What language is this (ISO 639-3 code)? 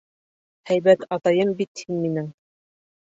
bak